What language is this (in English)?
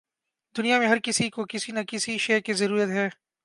Urdu